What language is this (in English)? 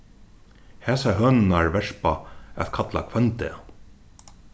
Faroese